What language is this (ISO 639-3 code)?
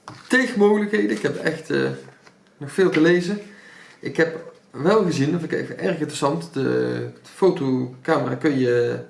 nld